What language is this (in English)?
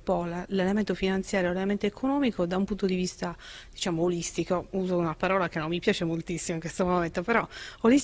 Italian